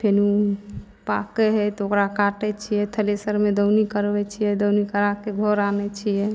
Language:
Maithili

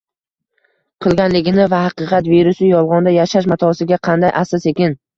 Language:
Uzbek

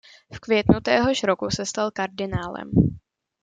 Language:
Czech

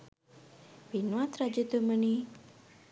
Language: Sinhala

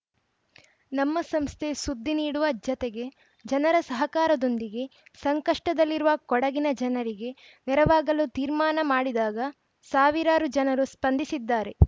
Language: Kannada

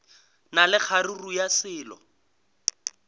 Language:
Northern Sotho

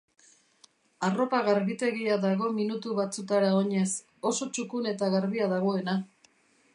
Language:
Basque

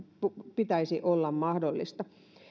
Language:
Finnish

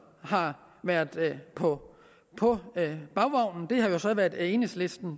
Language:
Danish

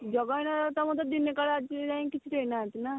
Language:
Odia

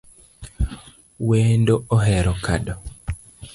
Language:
Luo (Kenya and Tanzania)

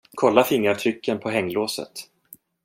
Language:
Swedish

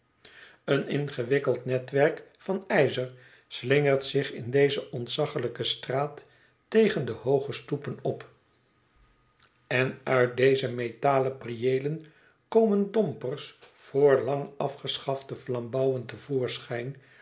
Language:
Dutch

